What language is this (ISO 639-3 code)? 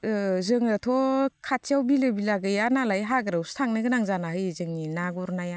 brx